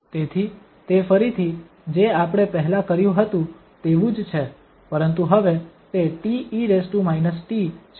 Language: Gujarati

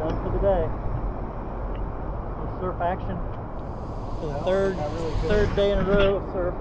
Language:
English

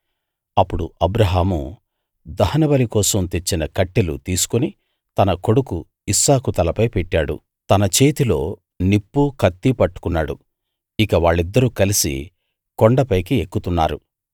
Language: Telugu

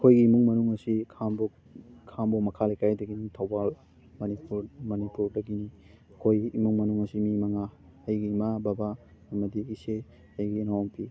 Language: Manipuri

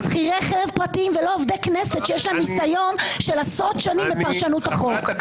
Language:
Hebrew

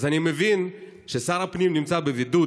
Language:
Hebrew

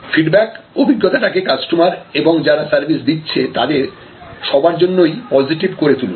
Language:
Bangla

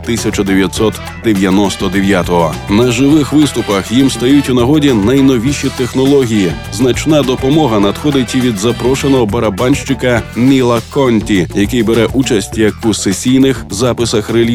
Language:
Ukrainian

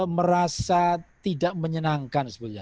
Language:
Indonesian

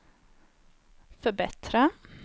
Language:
Swedish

